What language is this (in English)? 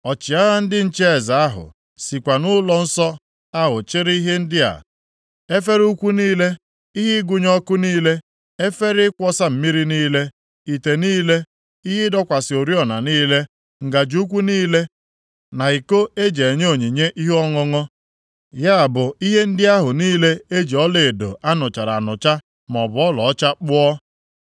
Igbo